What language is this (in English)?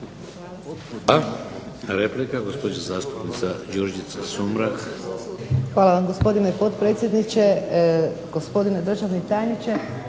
Croatian